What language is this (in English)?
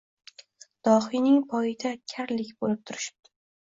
Uzbek